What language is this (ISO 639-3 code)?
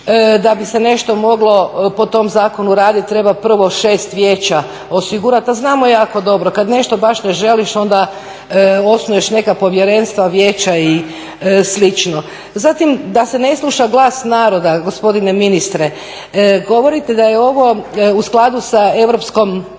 hrv